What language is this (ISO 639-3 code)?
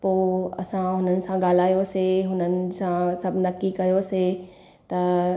snd